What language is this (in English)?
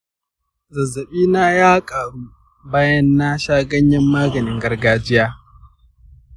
Hausa